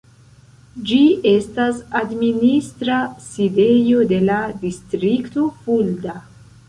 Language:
Esperanto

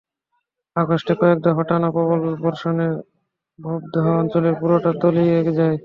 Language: Bangla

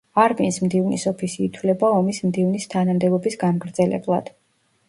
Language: Georgian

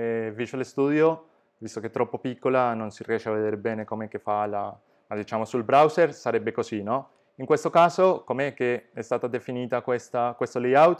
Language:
Italian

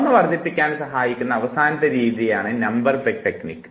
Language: Malayalam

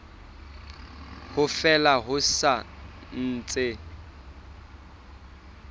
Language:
Southern Sotho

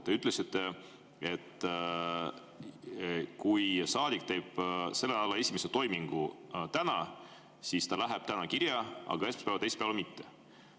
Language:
Estonian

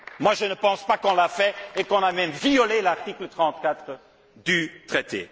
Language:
French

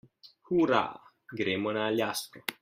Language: Slovenian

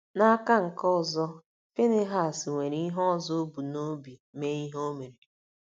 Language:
Igbo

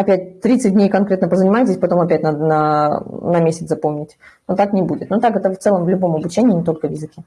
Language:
Russian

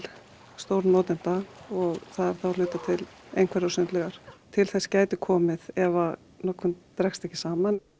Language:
Icelandic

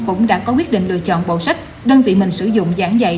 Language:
Vietnamese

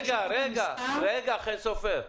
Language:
Hebrew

